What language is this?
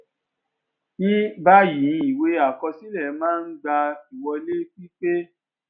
Yoruba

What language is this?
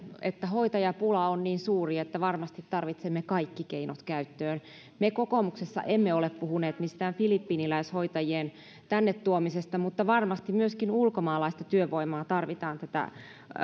Finnish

